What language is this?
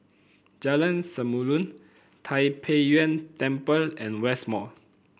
English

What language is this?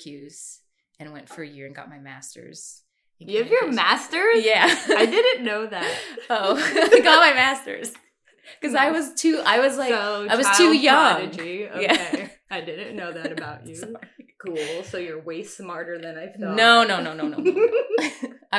English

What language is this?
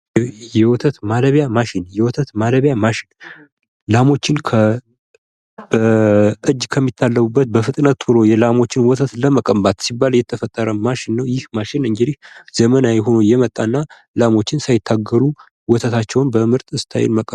Amharic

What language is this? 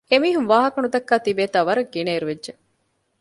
Divehi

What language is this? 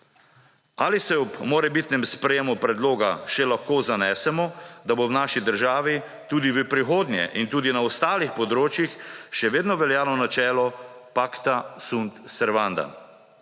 Slovenian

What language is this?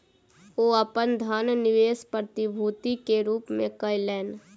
Maithili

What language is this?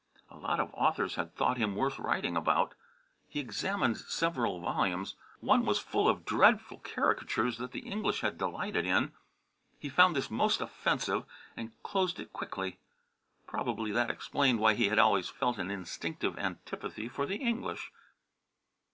English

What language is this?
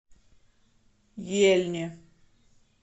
Russian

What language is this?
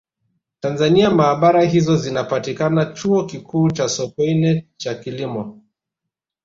Swahili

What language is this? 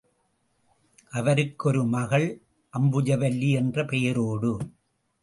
Tamil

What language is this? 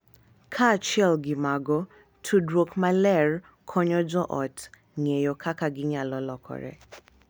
Luo (Kenya and Tanzania)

